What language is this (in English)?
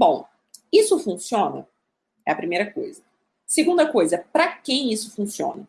Portuguese